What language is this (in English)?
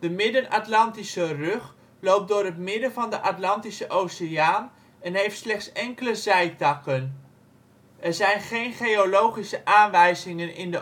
Dutch